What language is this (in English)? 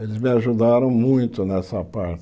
Portuguese